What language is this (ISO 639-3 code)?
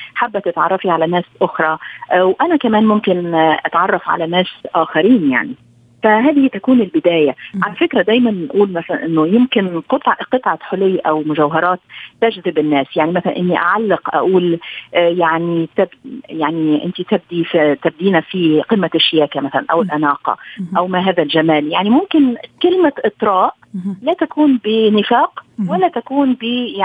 ara